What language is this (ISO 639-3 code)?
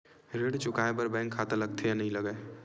hne